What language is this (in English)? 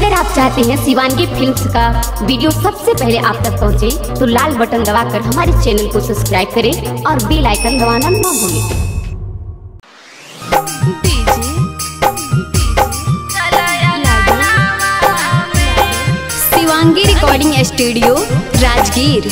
Hindi